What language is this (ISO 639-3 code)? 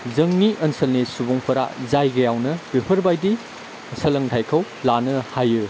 brx